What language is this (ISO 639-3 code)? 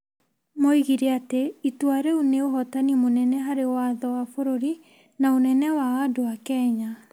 kik